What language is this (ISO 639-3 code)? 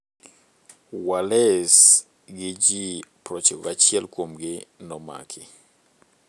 luo